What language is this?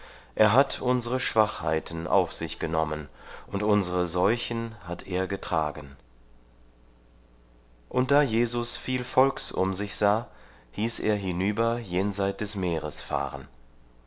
German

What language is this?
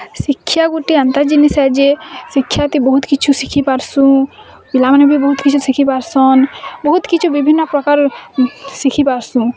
Odia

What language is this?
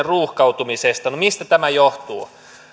Finnish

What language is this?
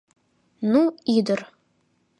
Mari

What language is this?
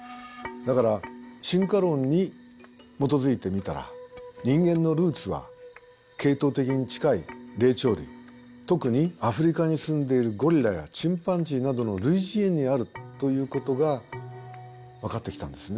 Japanese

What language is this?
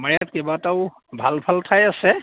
Assamese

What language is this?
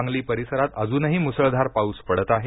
Marathi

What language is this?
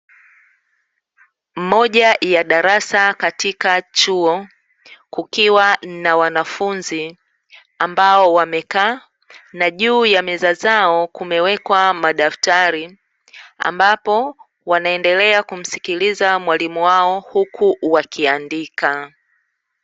Swahili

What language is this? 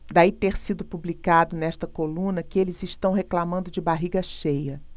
Portuguese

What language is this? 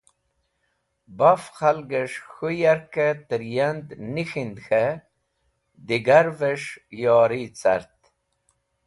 Wakhi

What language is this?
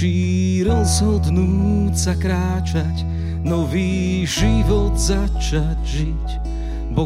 Slovak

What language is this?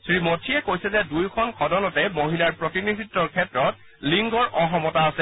Assamese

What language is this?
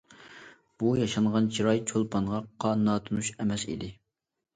Uyghur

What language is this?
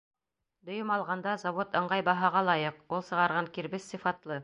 Bashkir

